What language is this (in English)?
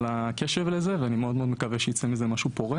Hebrew